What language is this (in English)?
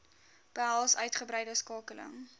Afrikaans